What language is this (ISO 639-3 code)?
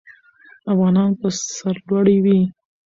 pus